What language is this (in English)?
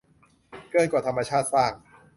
Thai